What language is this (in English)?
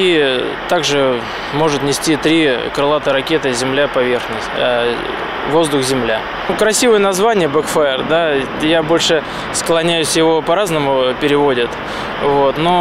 Russian